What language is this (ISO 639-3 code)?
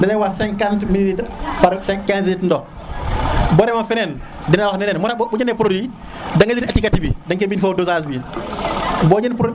srr